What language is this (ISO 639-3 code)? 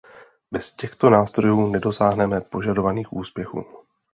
ces